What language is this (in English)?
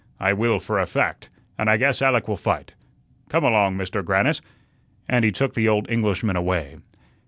English